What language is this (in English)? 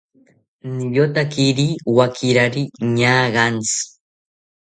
South Ucayali Ashéninka